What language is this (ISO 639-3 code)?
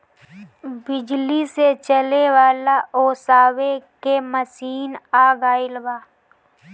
bho